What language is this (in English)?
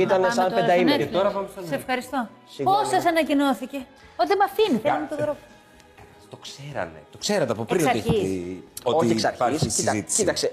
Greek